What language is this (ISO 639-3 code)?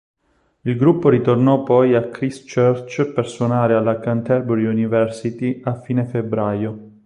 ita